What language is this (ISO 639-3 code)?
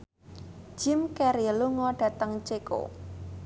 jav